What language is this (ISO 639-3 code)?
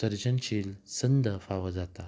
kok